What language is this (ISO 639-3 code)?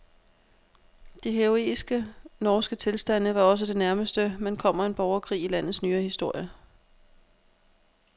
dan